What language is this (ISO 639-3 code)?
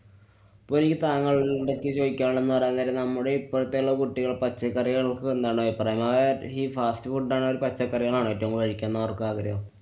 mal